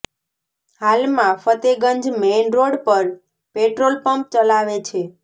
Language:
Gujarati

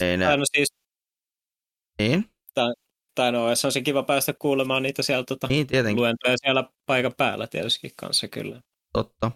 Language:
Finnish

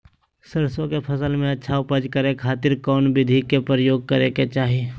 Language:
Magahi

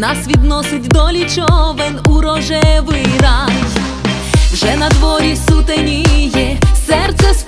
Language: Ukrainian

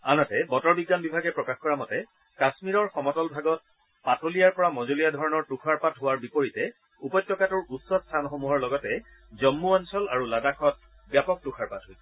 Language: Assamese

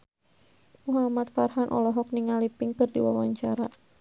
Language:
Sundanese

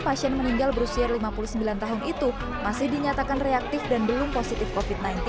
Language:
Indonesian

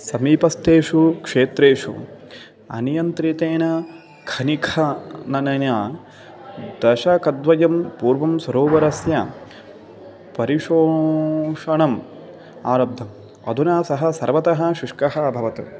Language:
Sanskrit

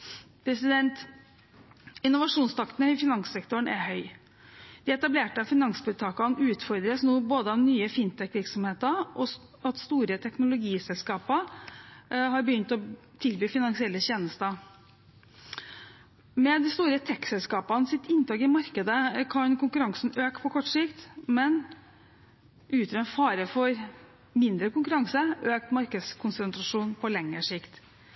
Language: Norwegian Bokmål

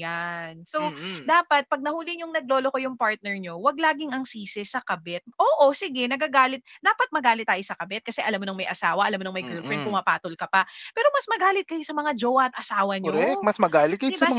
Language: Filipino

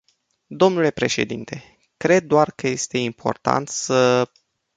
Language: Romanian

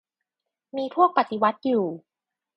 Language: Thai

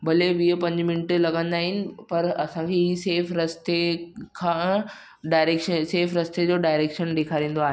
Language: Sindhi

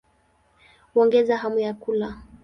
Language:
Swahili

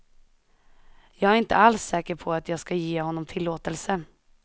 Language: Swedish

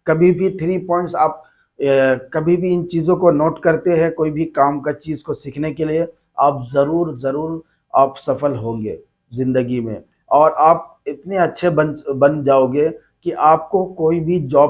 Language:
Hindi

